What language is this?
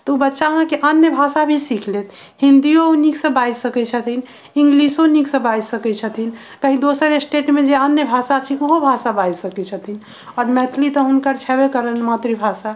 Maithili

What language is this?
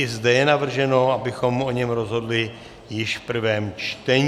Czech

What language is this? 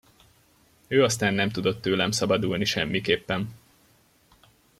Hungarian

